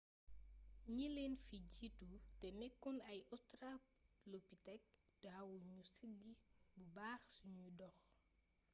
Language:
Wolof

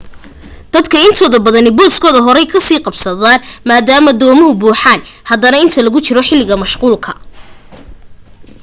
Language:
Somali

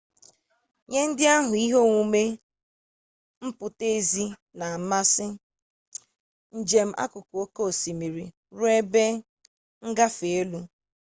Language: Igbo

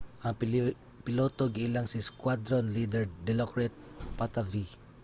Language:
Cebuano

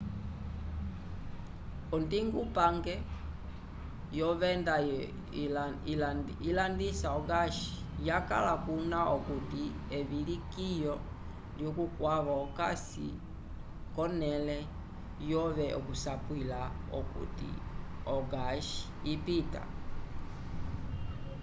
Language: Umbundu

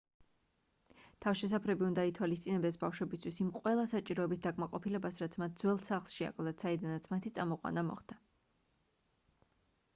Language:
Georgian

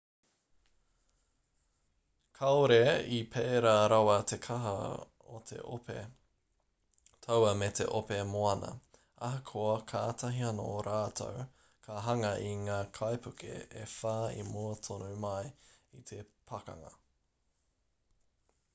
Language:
Māori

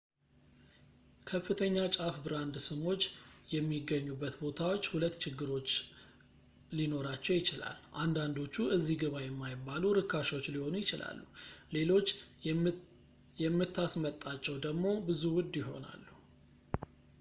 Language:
Amharic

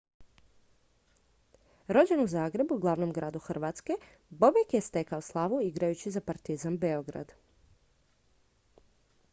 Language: Croatian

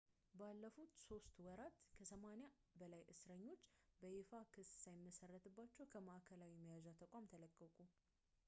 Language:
Amharic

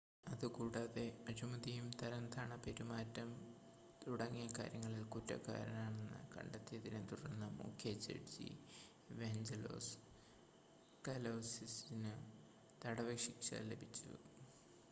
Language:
Malayalam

